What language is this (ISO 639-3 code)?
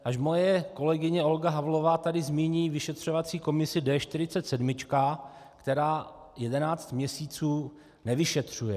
ces